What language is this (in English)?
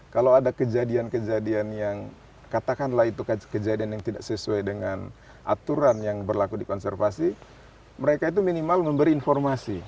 Indonesian